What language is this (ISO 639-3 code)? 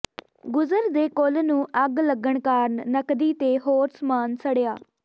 pan